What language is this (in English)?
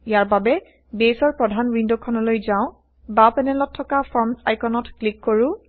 Assamese